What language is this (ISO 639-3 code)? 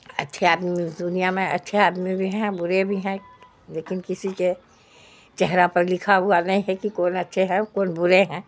urd